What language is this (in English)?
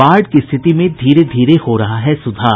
Hindi